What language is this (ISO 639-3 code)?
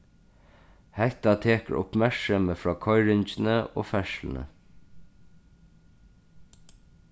fao